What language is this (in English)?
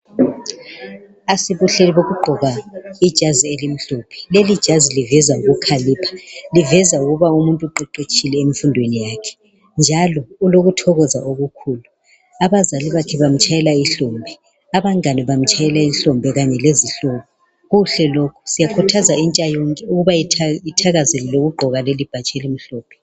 North Ndebele